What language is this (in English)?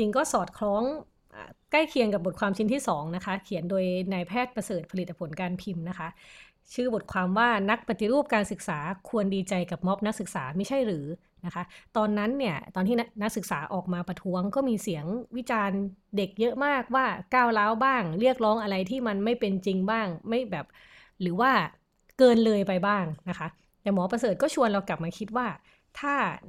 Thai